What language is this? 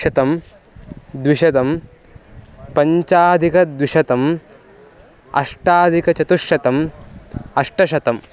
Sanskrit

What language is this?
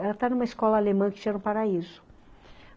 Portuguese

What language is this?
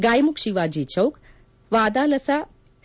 Kannada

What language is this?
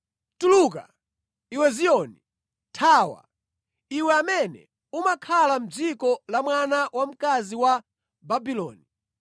Nyanja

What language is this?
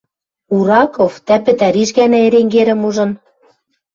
Western Mari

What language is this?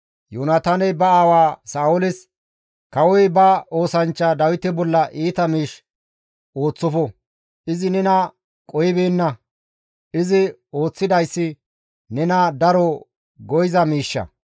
Gamo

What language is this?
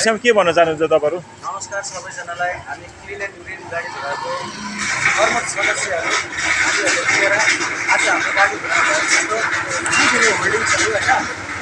Norwegian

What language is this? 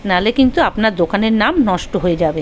Bangla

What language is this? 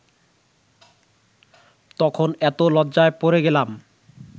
Bangla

